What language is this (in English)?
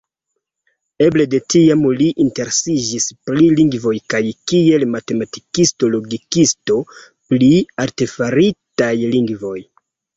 Esperanto